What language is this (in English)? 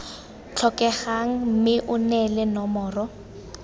Tswana